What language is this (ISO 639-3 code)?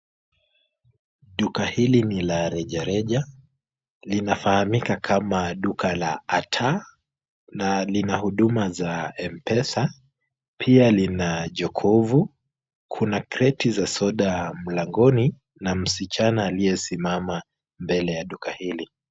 swa